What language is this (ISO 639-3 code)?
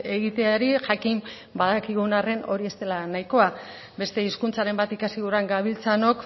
eus